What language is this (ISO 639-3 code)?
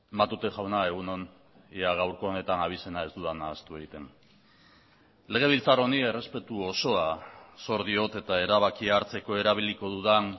eus